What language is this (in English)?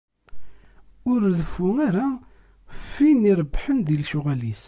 Kabyle